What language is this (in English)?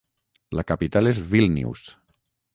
Catalan